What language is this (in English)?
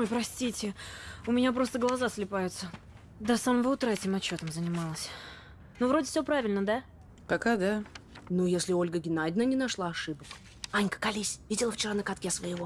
Russian